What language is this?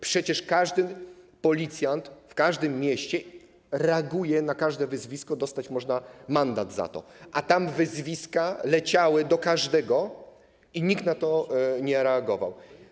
Polish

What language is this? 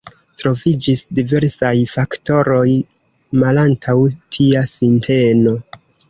Esperanto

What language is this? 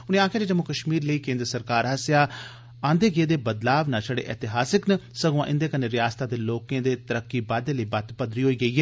Dogri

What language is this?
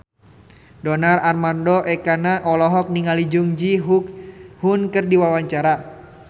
Sundanese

